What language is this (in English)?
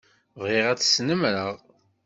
Kabyle